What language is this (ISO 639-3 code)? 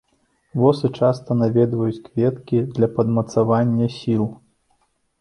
bel